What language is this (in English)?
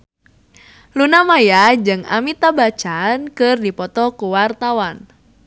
Sundanese